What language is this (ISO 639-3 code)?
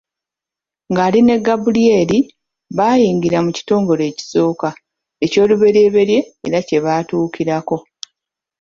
lug